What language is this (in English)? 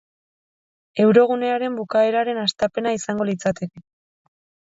Basque